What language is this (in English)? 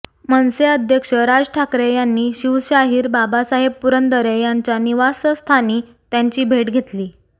Marathi